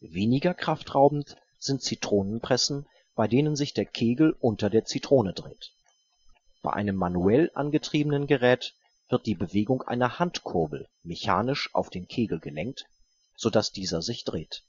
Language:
German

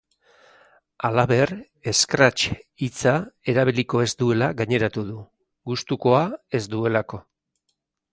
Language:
Basque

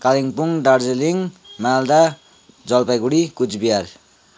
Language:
Nepali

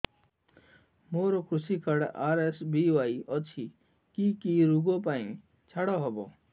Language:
Odia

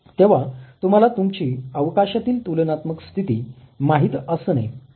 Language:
Marathi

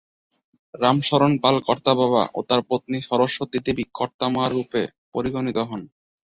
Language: Bangla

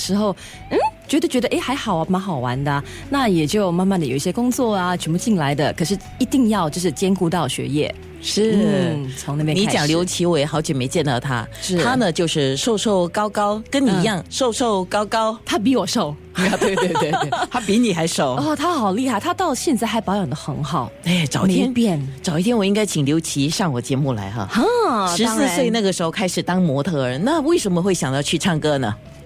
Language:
Chinese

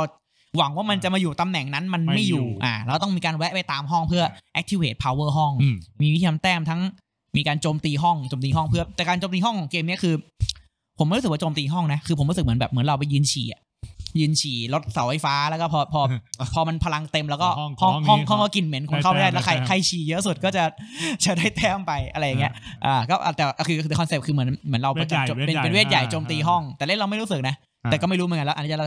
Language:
Thai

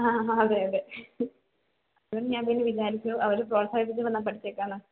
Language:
Malayalam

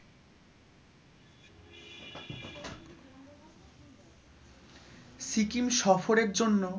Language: Bangla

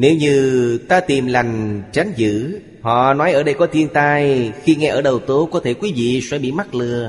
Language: Vietnamese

